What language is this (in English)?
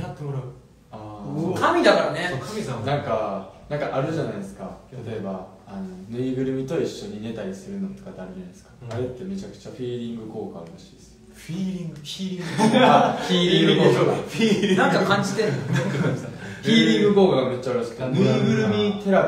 Japanese